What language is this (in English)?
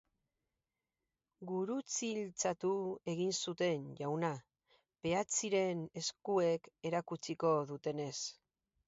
Basque